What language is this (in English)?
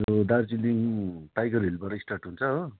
Nepali